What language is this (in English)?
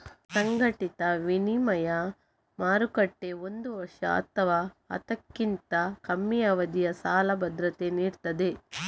Kannada